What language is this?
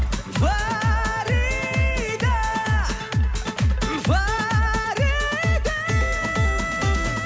Kazakh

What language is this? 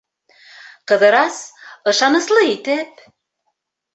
Bashkir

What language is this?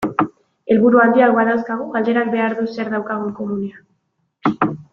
Basque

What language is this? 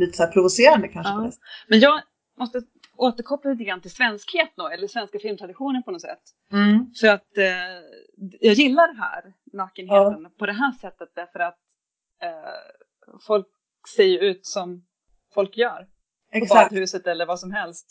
Swedish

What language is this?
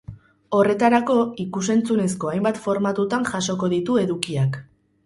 Basque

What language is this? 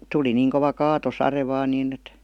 Finnish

